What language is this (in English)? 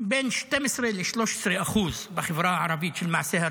Hebrew